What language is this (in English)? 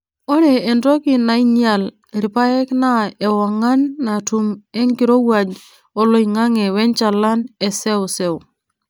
Masai